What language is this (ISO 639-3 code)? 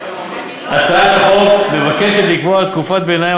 heb